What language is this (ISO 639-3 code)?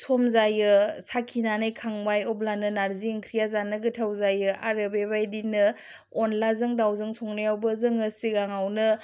brx